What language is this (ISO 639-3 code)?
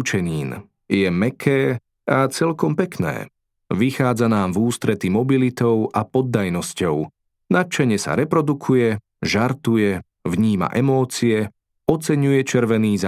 slk